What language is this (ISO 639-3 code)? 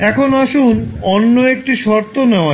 ben